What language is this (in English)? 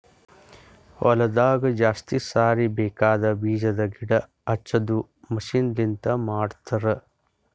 Kannada